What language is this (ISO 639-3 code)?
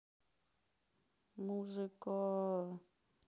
rus